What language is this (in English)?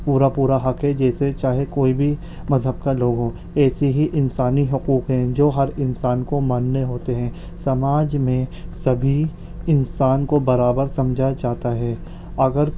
Urdu